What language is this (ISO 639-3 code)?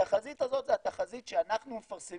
heb